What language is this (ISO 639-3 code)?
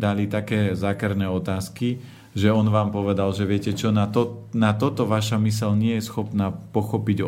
slk